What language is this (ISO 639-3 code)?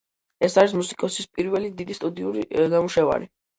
kat